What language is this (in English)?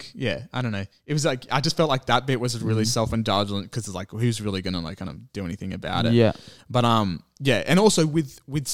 English